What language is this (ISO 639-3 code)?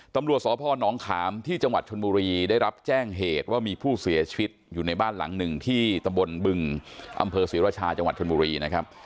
tha